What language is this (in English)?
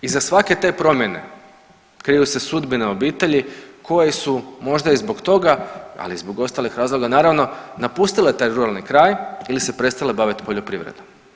Croatian